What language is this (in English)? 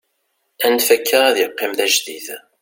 Kabyle